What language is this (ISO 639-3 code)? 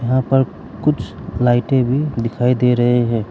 hin